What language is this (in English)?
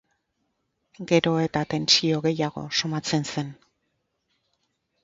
Basque